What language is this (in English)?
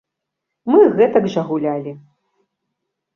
Belarusian